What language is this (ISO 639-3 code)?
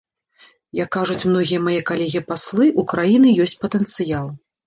bel